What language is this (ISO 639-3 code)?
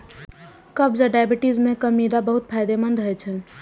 mai